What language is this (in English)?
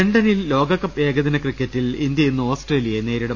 Malayalam